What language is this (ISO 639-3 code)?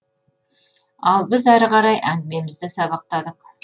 kaz